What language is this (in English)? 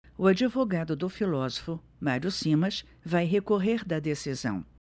Portuguese